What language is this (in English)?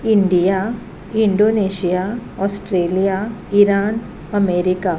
Konkani